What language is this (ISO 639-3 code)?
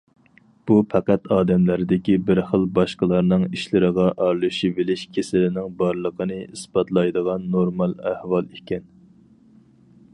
uig